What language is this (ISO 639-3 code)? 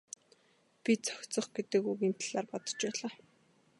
mon